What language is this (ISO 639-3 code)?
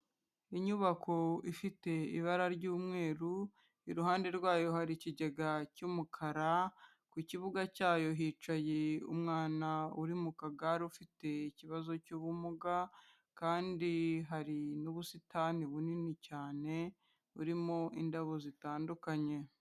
kin